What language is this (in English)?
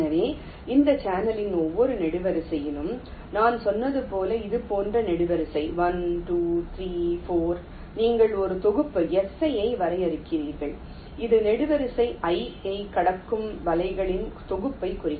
Tamil